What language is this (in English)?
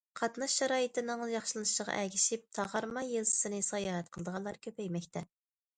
Uyghur